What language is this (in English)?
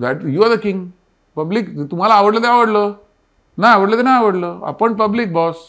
Marathi